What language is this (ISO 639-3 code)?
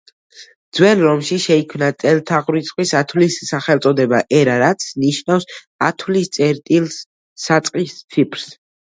kat